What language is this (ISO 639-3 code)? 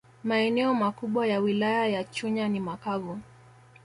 swa